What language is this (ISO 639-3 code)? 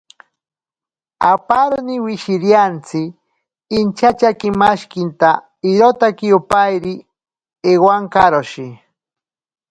prq